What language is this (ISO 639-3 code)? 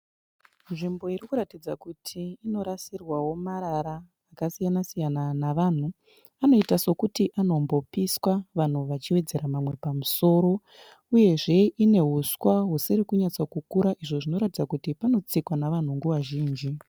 sna